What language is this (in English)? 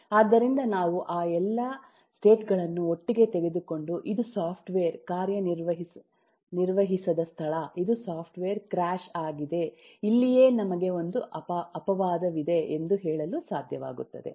Kannada